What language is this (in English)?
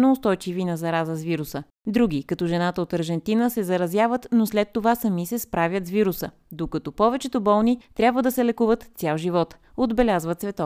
Bulgarian